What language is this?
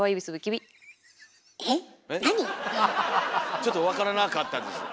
Japanese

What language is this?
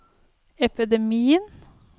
Norwegian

